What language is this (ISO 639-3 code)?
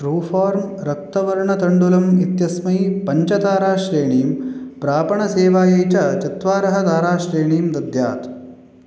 san